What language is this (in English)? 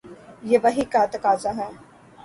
Urdu